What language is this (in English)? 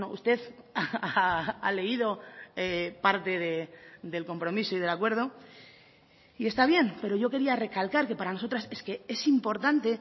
Spanish